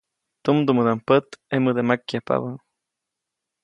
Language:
Copainalá Zoque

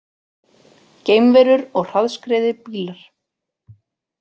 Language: Icelandic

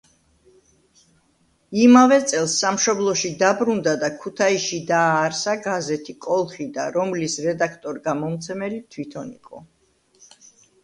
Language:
Georgian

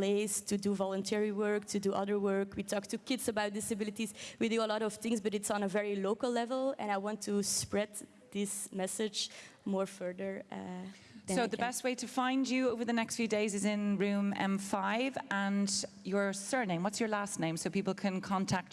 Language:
English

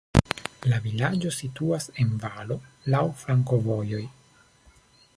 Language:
Esperanto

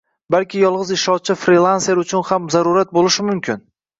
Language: Uzbek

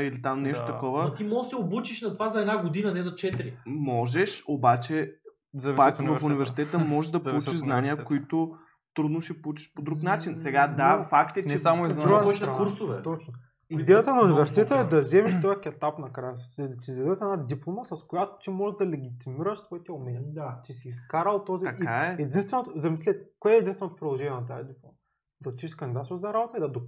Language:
Bulgarian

